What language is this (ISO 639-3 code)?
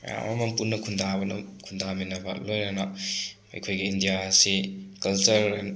mni